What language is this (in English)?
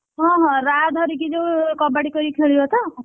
Odia